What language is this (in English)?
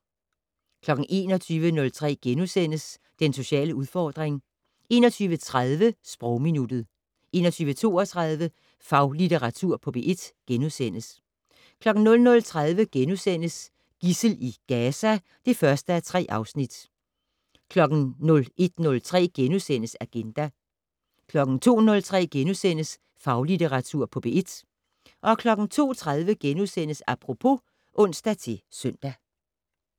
Danish